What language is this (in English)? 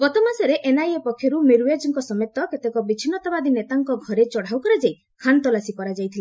Odia